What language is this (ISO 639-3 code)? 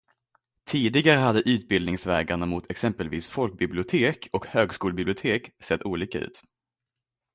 swe